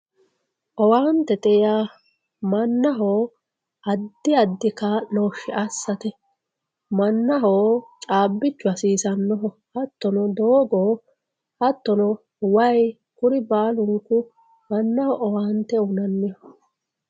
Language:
Sidamo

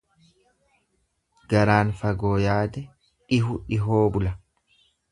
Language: Oromo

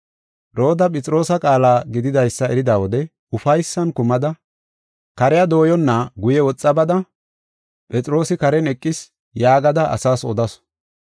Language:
Gofa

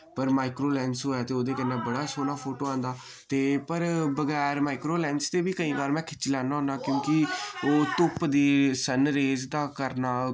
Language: Dogri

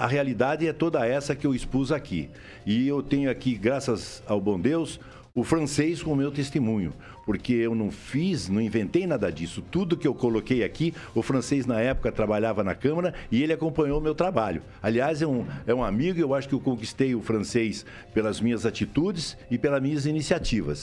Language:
Portuguese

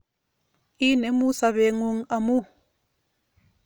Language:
Kalenjin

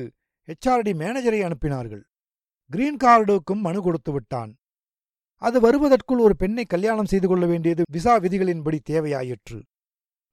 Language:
Tamil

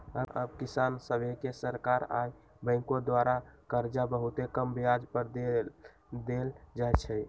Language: Magahi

